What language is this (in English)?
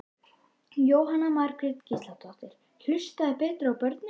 Icelandic